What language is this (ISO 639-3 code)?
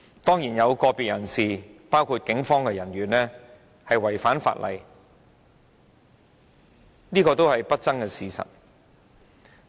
yue